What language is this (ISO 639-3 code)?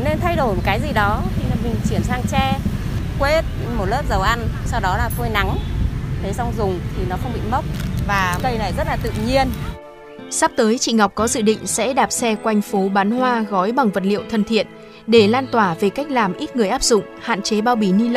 vie